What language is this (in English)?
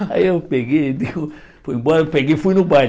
Portuguese